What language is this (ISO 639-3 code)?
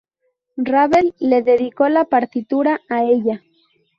spa